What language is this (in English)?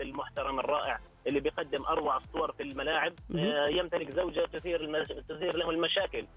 Arabic